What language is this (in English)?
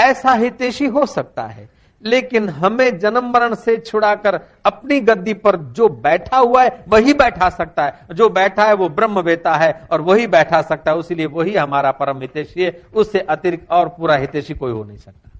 Hindi